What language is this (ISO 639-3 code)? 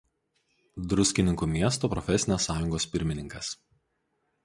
lit